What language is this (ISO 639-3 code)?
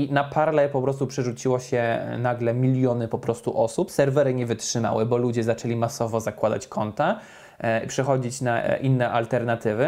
pol